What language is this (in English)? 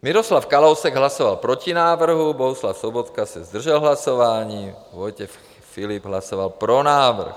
Czech